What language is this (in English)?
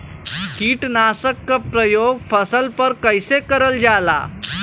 Bhojpuri